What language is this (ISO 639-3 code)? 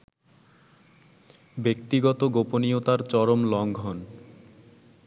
ben